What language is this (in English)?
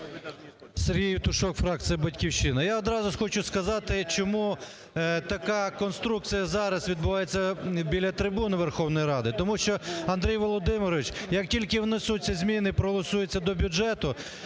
Ukrainian